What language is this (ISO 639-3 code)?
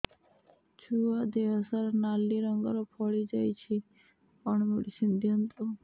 ori